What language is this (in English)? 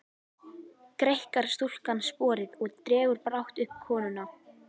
Icelandic